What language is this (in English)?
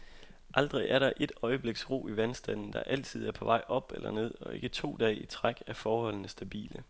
Danish